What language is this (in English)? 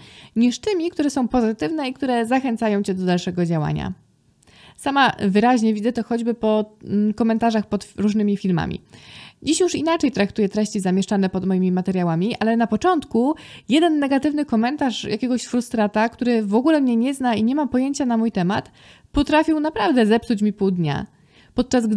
Polish